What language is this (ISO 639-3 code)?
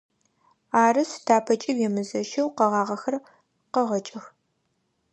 ady